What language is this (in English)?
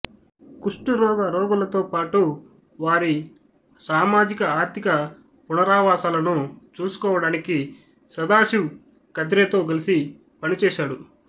Telugu